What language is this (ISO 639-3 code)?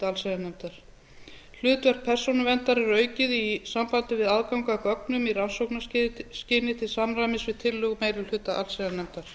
isl